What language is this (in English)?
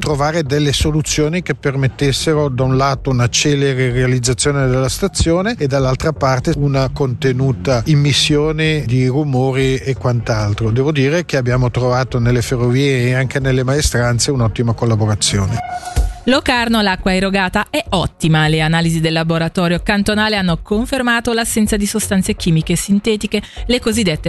Italian